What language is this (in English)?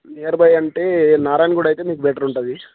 Telugu